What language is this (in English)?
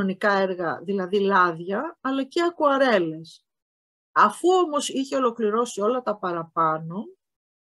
Greek